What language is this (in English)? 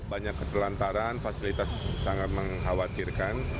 Indonesian